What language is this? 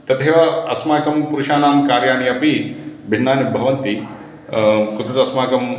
Sanskrit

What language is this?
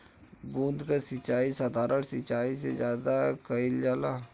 Bhojpuri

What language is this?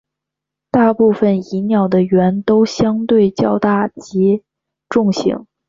Chinese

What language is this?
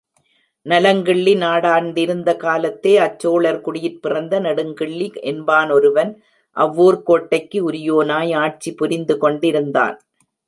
Tamil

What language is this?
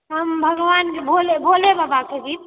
Maithili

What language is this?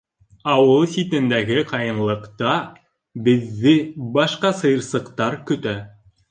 Bashkir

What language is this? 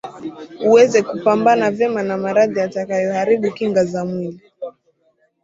Swahili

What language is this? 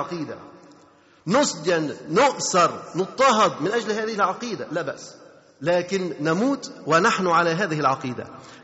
Arabic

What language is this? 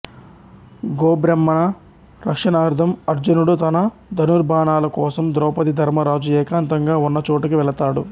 Telugu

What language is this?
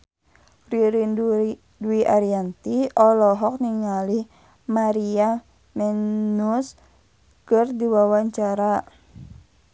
Sundanese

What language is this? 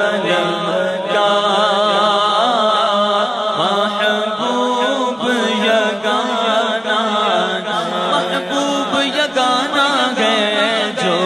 Hindi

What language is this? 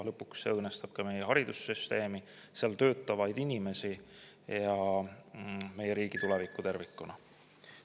Estonian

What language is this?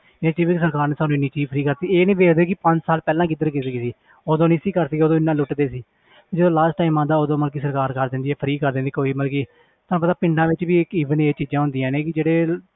Punjabi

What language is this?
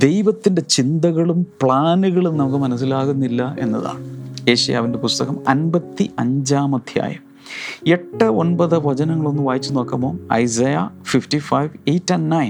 Malayalam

